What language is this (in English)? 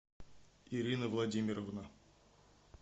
Russian